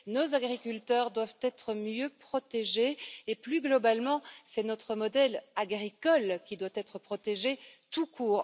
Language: French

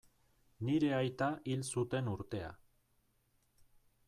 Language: Basque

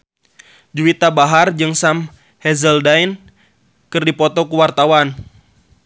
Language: Sundanese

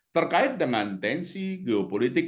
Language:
Indonesian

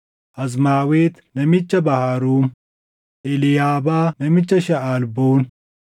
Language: Oromo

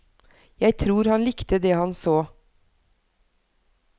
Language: Norwegian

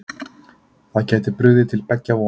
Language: Icelandic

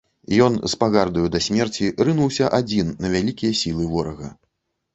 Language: Belarusian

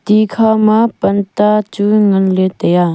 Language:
Wancho Naga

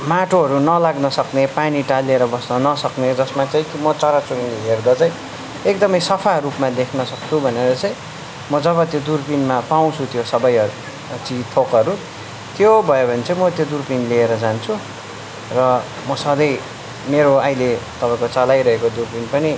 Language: Nepali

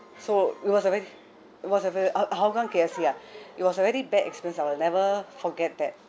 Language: English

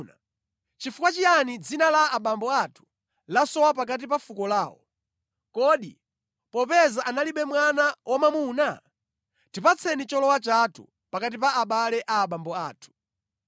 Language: Nyanja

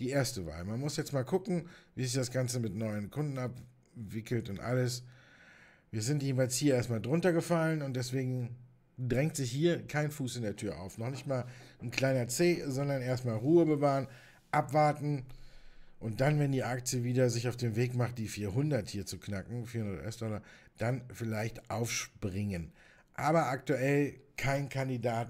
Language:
German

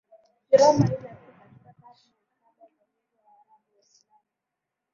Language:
Swahili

